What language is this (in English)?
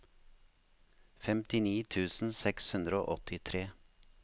Norwegian